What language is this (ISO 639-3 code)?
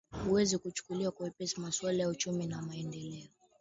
swa